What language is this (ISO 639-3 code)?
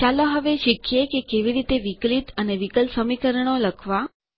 guj